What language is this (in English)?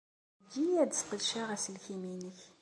Kabyle